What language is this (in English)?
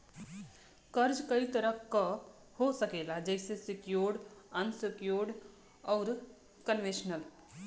Bhojpuri